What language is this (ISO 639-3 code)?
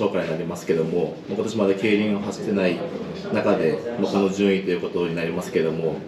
jpn